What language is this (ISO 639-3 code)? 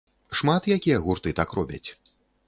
bel